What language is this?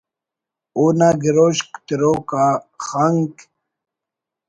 Brahui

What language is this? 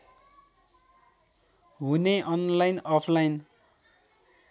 Nepali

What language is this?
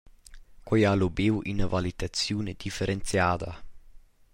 Romansh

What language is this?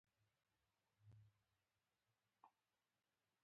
Pashto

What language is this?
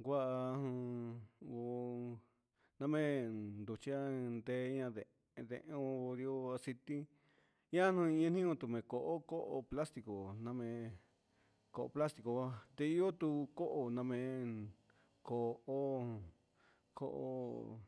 Huitepec Mixtec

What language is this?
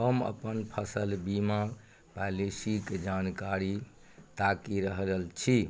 Maithili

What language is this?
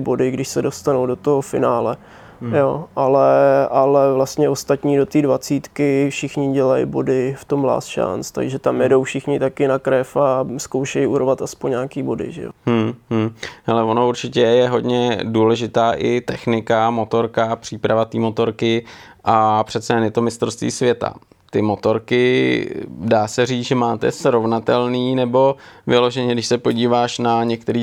Czech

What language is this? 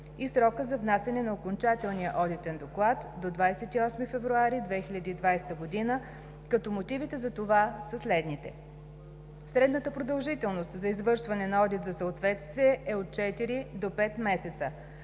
Bulgarian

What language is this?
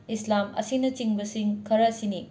Manipuri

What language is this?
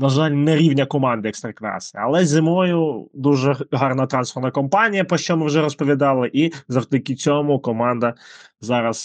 Ukrainian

